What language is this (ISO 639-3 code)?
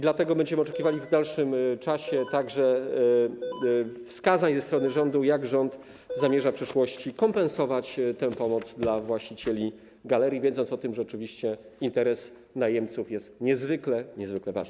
pol